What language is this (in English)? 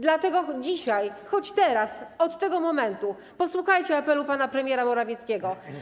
Polish